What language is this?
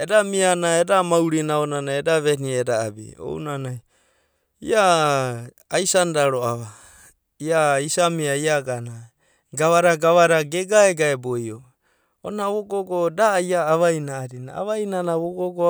Abadi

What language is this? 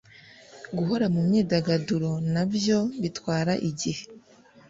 Kinyarwanda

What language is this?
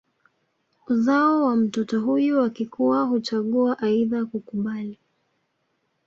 Swahili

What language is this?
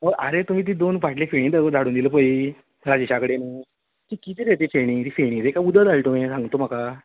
Konkani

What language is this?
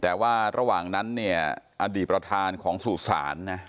Thai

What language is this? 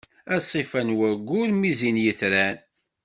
Kabyle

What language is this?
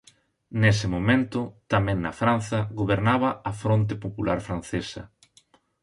Galician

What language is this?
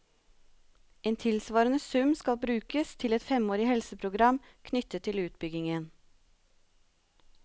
Norwegian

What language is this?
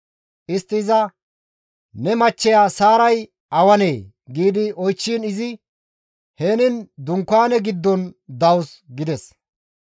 Gamo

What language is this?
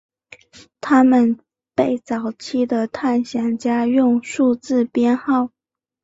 Chinese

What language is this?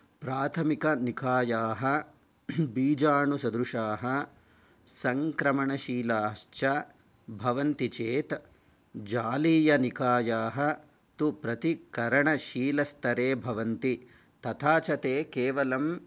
Sanskrit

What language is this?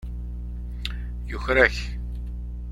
Kabyle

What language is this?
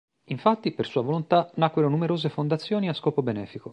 Italian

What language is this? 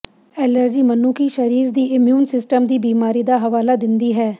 Punjabi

